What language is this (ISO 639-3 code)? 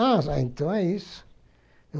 por